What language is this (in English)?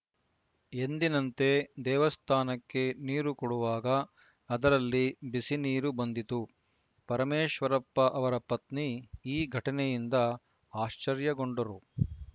Kannada